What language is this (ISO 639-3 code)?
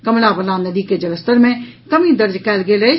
mai